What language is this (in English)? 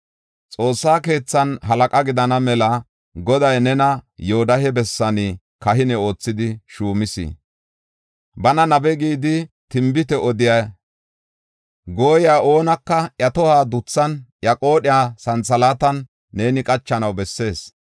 Gofa